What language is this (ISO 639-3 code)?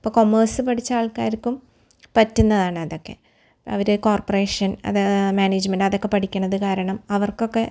mal